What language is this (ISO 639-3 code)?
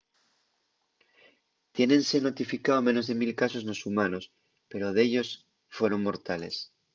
ast